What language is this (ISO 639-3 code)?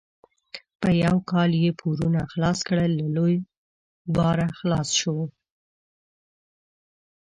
pus